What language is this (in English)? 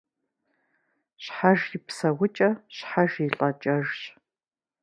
Kabardian